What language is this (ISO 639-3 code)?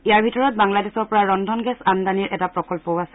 asm